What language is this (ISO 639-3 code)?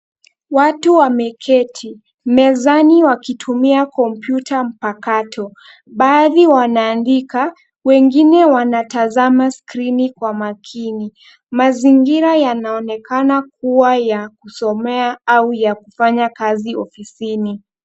swa